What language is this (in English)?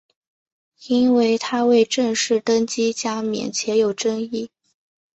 Chinese